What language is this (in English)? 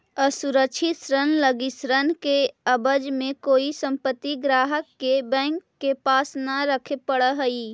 Magahi